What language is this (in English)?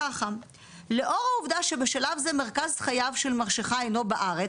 Hebrew